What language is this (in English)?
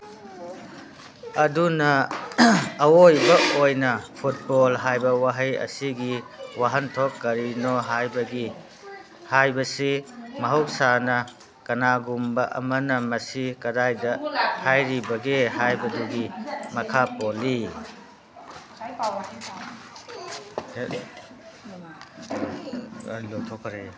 Manipuri